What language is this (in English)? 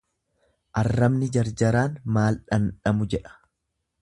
Oromo